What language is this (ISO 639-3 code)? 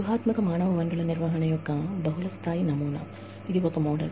tel